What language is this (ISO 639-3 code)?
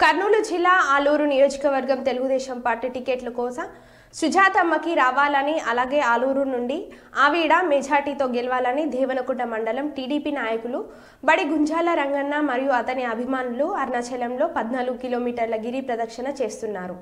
tel